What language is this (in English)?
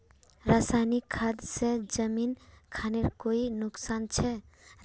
Magahi